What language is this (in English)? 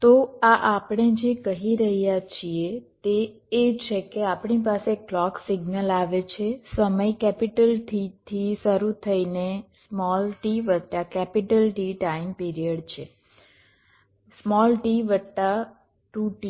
Gujarati